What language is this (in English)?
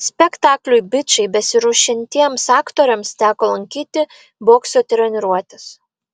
Lithuanian